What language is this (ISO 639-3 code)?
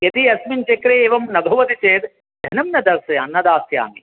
san